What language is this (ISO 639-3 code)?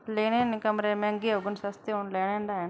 doi